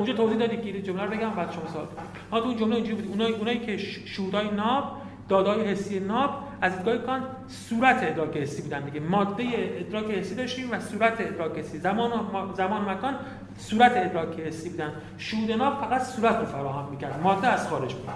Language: Persian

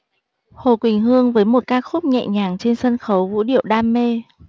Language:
Vietnamese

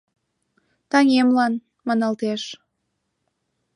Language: Mari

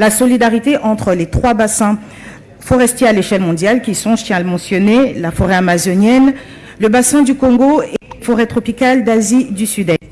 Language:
French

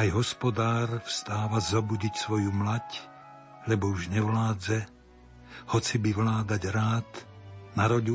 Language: Slovak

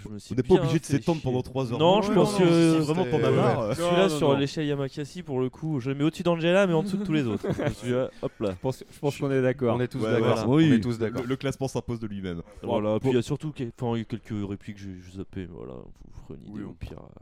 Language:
French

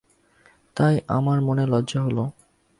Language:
Bangla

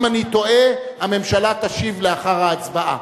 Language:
Hebrew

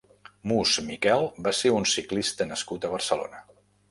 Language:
Catalan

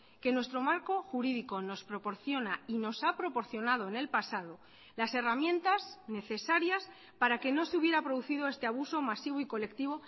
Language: Spanish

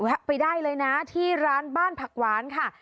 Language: Thai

